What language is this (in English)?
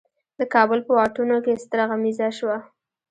Pashto